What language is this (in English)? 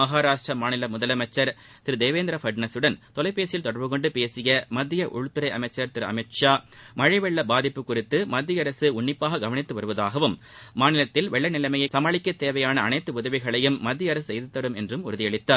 Tamil